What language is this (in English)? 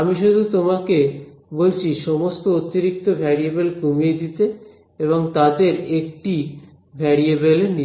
Bangla